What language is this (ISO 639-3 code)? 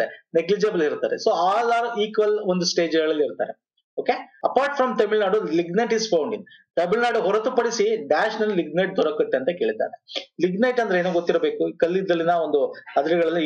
eng